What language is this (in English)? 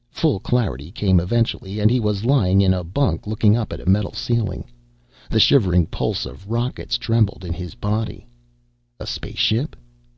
English